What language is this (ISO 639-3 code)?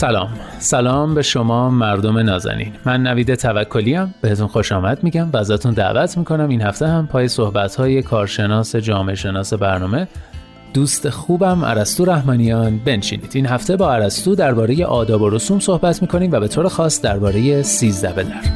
fas